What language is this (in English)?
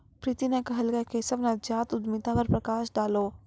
Maithili